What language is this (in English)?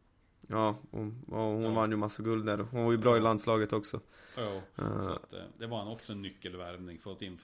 Swedish